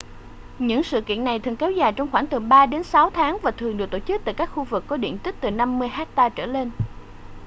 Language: Vietnamese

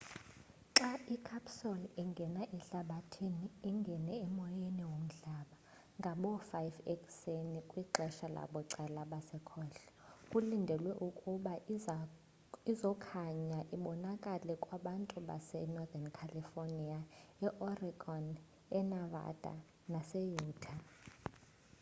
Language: Xhosa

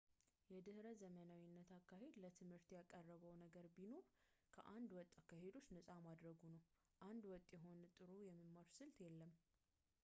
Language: Amharic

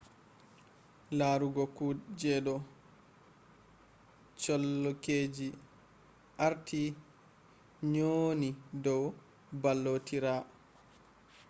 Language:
Fula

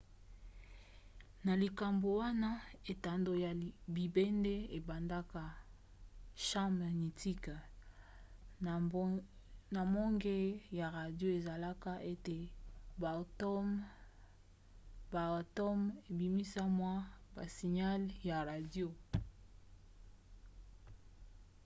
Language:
Lingala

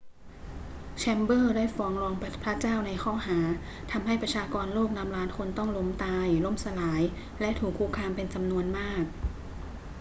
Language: Thai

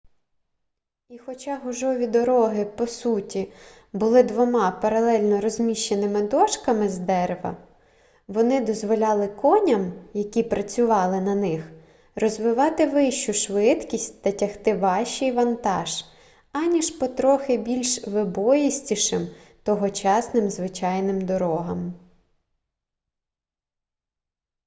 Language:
Ukrainian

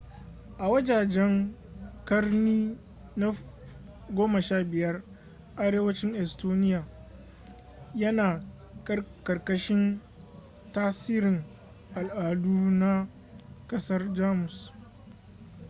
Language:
Hausa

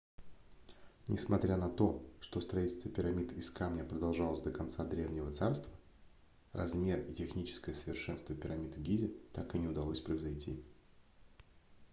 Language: Russian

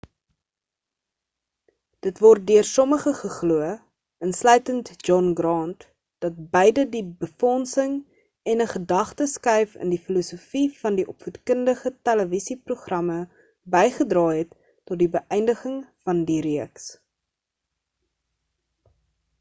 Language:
Afrikaans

